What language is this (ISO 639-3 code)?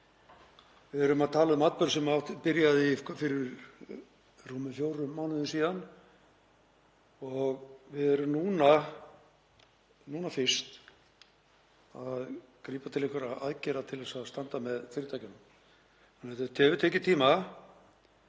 isl